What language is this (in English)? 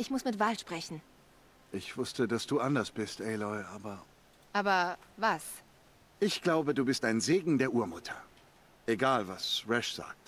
German